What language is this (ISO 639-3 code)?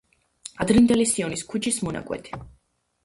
kat